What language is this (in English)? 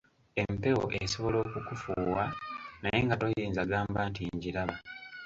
Ganda